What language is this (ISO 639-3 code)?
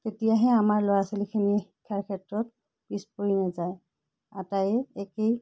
asm